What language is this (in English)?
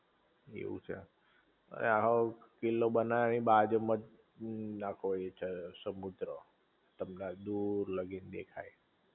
Gujarati